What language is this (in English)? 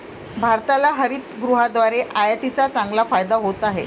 Marathi